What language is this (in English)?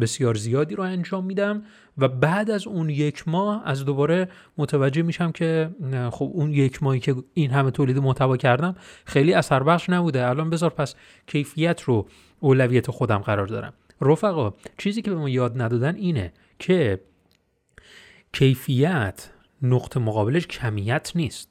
Persian